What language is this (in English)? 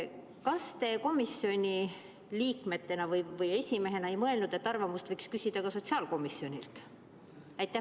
Estonian